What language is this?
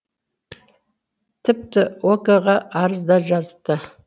Kazakh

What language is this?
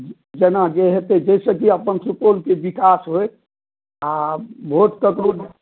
Maithili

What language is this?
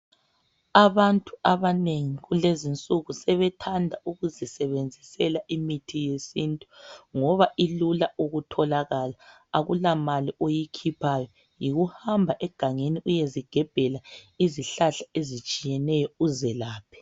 North Ndebele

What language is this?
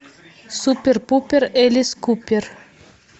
Russian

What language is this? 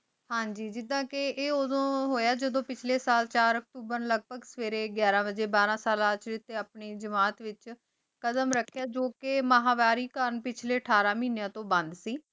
Punjabi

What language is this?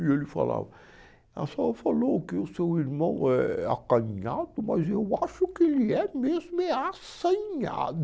Portuguese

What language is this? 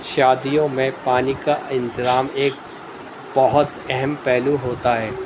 Urdu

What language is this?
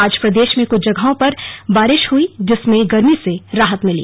Hindi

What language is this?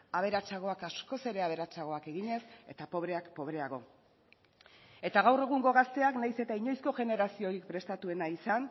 Basque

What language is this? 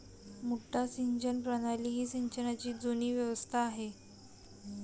Marathi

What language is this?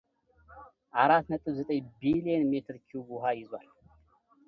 Amharic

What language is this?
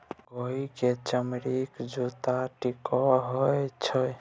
Maithili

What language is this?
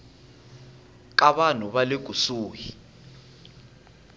Tsonga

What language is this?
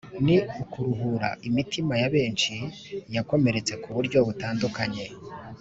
Kinyarwanda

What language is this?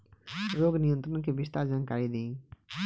Bhojpuri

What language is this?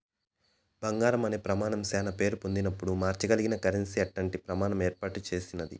Telugu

